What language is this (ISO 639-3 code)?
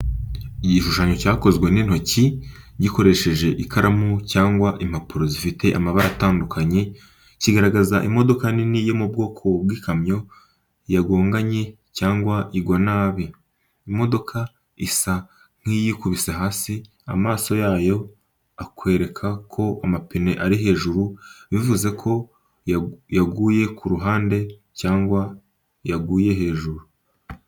kin